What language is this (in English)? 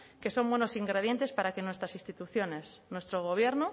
Spanish